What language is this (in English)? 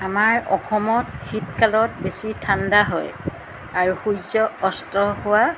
Assamese